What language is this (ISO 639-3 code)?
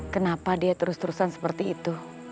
ind